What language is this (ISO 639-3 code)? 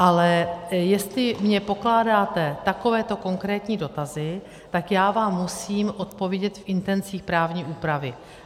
ces